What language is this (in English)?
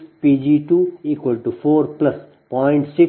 Kannada